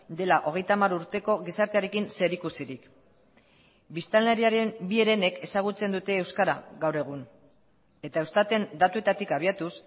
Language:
Basque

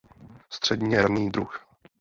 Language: Czech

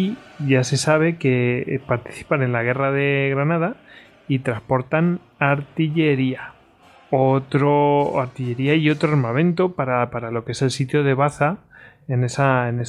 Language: Spanish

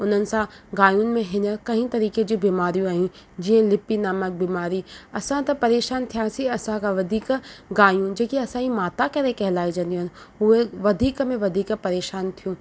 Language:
Sindhi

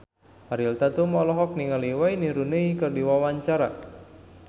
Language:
Sundanese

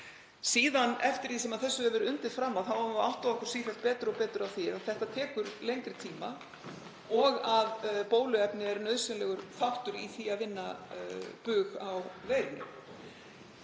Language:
Icelandic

